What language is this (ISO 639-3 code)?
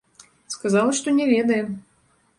bel